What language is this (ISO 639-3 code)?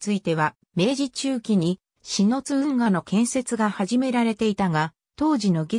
jpn